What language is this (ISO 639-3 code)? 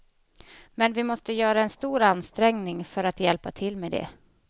swe